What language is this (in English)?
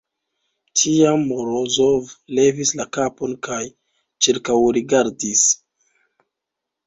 Esperanto